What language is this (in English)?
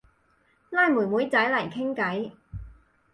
Cantonese